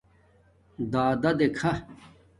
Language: Domaaki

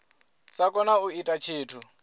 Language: Venda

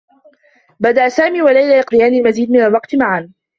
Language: Arabic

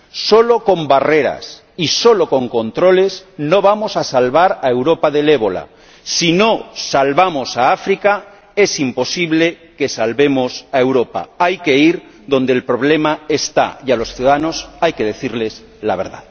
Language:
Spanish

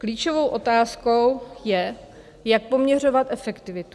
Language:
Czech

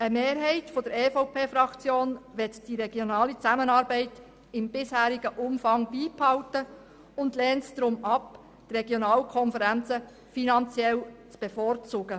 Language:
Swiss German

